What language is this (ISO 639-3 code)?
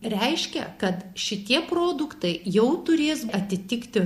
lit